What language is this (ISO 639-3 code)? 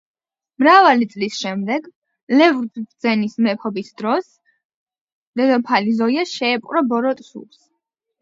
kat